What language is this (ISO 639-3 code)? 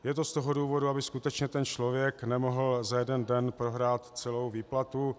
ces